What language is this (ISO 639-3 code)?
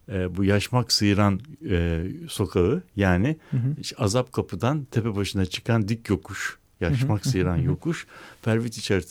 tur